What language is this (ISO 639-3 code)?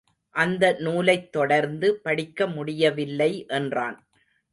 tam